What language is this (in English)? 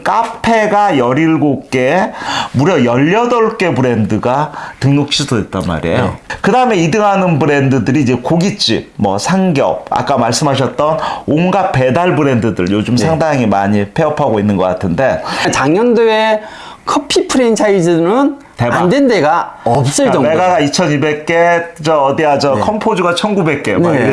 Korean